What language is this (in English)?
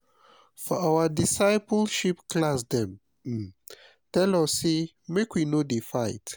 Nigerian Pidgin